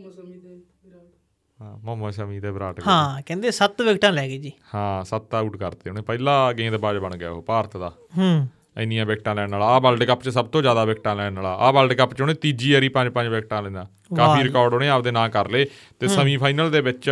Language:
Punjabi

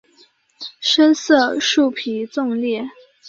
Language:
Chinese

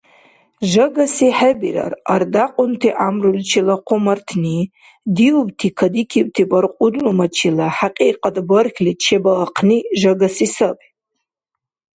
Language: Dargwa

